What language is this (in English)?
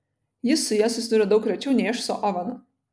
Lithuanian